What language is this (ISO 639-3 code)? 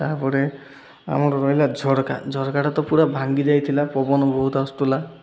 ori